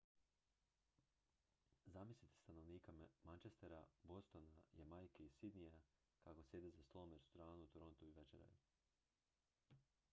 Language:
Croatian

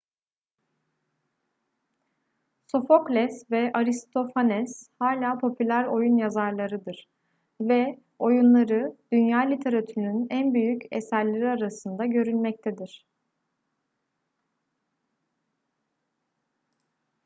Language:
Turkish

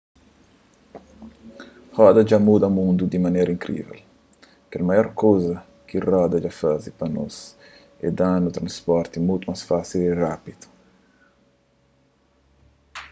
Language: Kabuverdianu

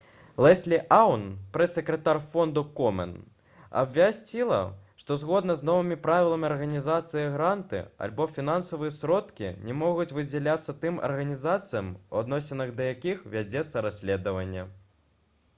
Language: Belarusian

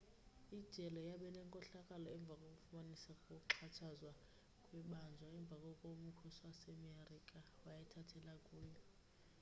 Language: Xhosa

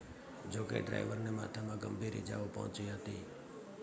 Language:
Gujarati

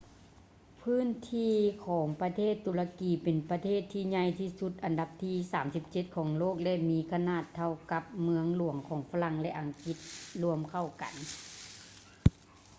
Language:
Lao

